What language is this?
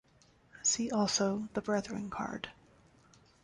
English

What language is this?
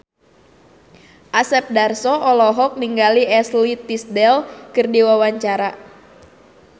Sundanese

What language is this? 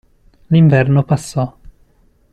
Italian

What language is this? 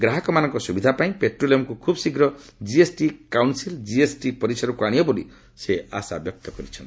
Odia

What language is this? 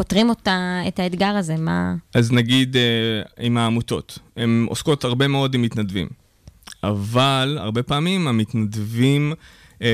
Hebrew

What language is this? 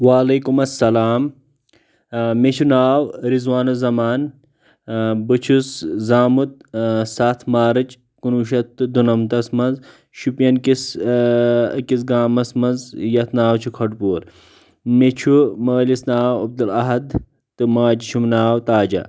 Kashmiri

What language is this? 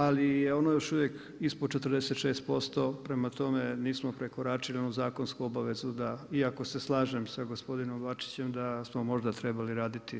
Croatian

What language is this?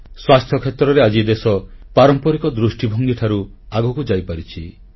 Odia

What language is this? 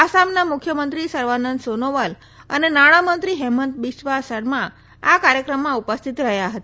Gujarati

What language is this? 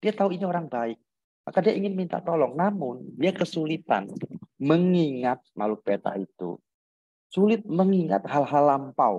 Indonesian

